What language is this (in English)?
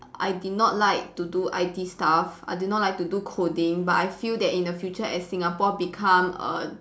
English